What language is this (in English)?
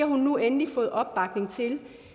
Danish